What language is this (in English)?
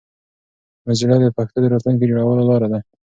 Pashto